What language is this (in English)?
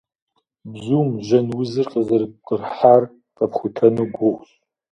Kabardian